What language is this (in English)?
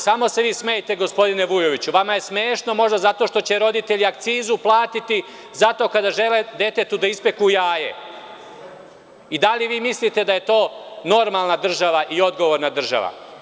Serbian